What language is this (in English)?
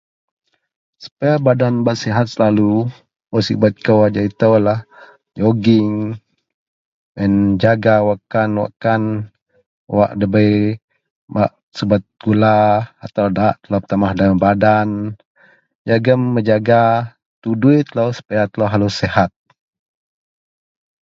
Central Melanau